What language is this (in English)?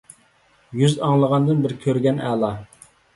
Uyghur